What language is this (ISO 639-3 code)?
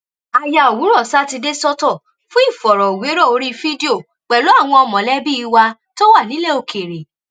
yor